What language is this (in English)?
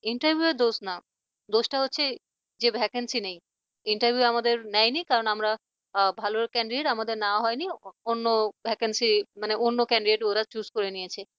Bangla